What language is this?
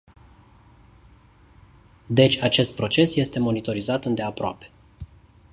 Romanian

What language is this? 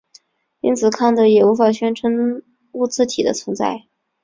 Chinese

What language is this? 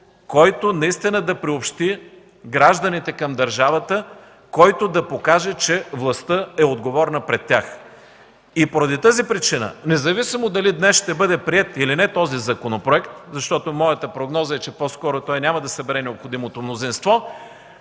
Bulgarian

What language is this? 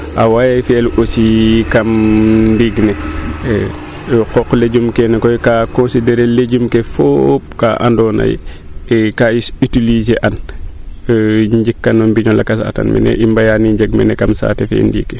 Serer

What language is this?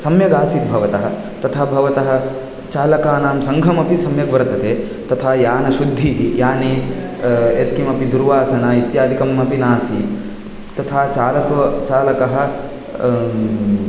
Sanskrit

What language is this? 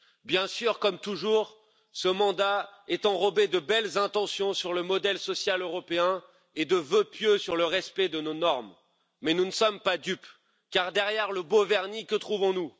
French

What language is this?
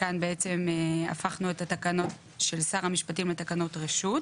Hebrew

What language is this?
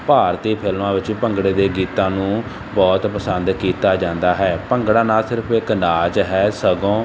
Punjabi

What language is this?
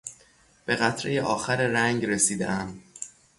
Persian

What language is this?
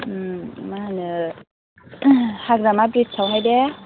Bodo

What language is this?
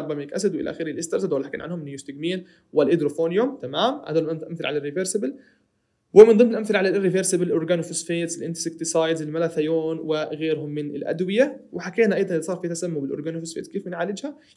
Arabic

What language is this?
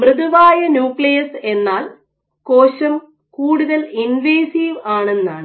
Malayalam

